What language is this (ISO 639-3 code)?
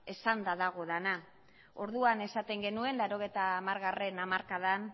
eus